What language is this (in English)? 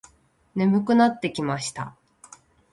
Japanese